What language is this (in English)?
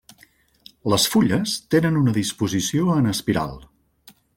Catalan